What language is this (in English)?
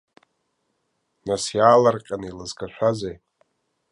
Abkhazian